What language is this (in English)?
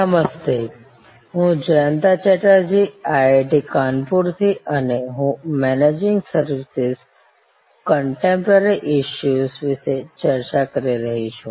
Gujarati